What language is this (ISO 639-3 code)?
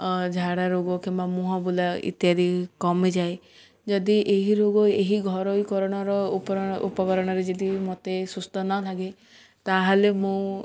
ori